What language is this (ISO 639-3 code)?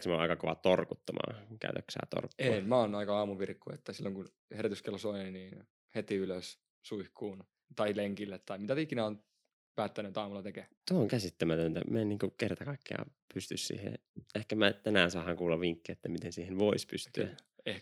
fin